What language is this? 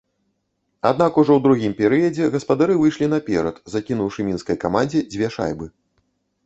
Belarusian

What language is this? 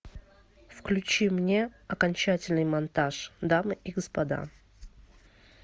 Russian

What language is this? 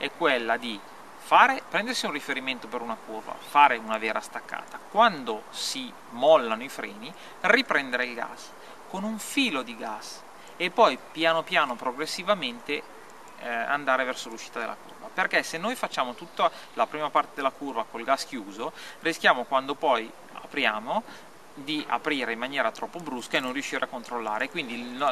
Italian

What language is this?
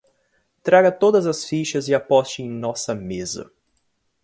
Portuguese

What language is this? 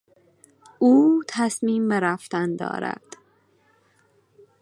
Persian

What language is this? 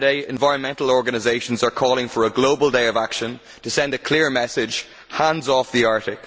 English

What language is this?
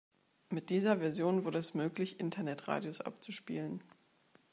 German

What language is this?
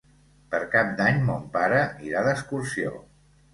Catalan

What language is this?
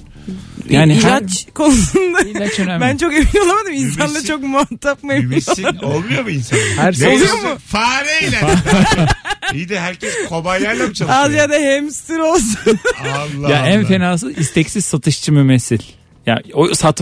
Turkish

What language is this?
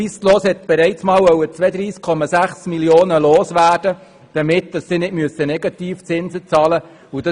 Swiss German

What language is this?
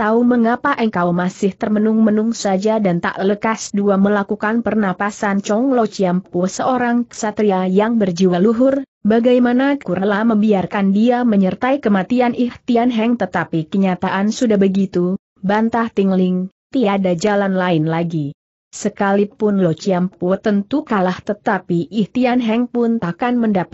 Indonesian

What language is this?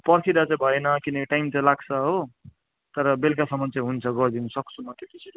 Nepali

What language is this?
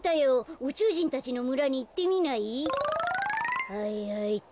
Japanese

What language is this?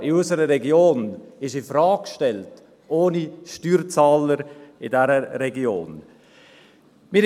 Swiss German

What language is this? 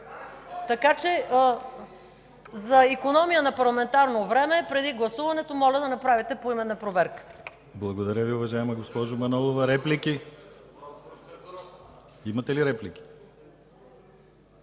Bulgarian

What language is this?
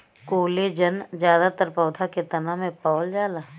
Bhojpuri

